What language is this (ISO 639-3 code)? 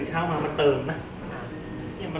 tha